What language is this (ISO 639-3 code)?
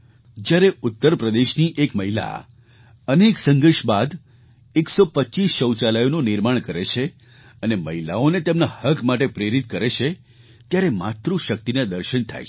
guj